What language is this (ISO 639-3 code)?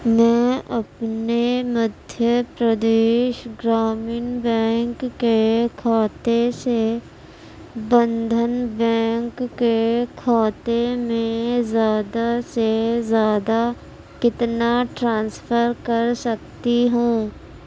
urd